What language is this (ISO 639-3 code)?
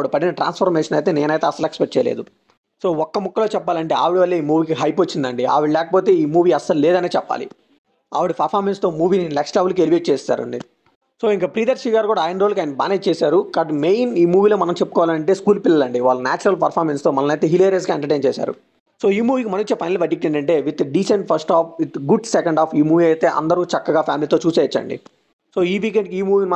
tel